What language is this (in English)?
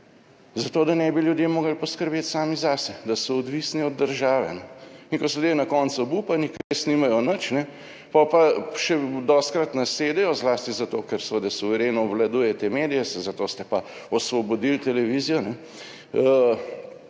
Slovenian